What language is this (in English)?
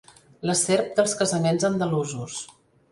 Catalan